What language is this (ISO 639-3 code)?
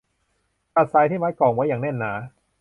tha